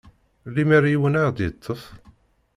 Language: Kabyle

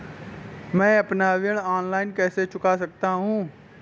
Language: Hindi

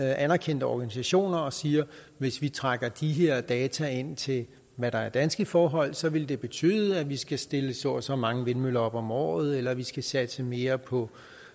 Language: Danish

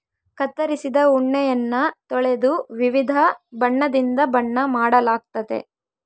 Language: Kannada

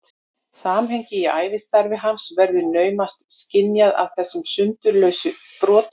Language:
Icelandic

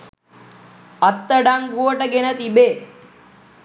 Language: Sinhala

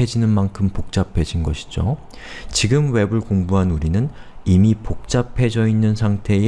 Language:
Korean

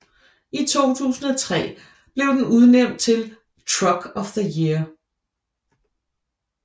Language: Danish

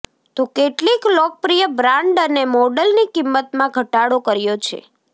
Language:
Gujarati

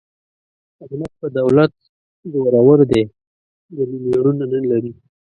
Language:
Pashto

